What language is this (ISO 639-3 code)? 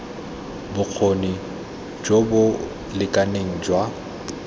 tsn